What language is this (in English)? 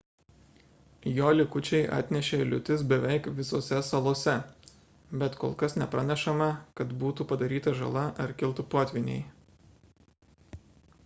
Lithuanian